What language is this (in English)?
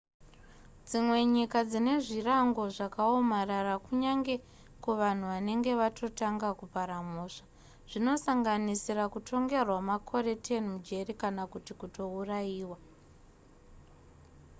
Shona